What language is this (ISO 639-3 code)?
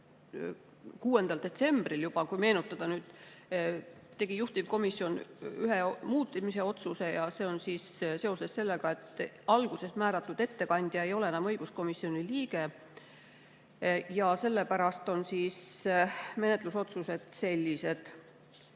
est